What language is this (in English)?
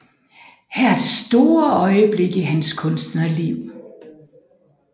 Danish